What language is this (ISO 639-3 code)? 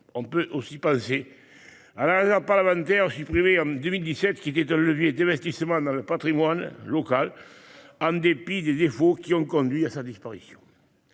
fra